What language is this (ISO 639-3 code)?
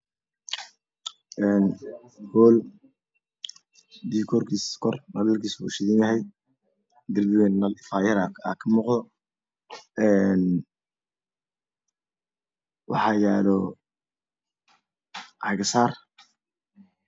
som